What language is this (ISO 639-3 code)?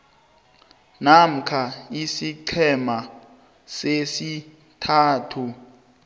nbl